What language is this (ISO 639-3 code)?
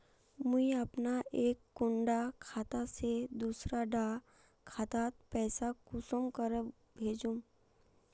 mag